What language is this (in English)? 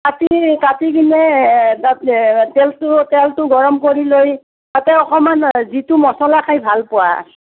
Assamese